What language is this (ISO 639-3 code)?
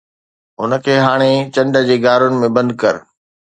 snd